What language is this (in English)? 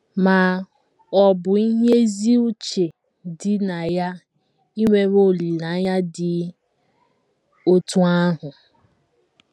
Igbo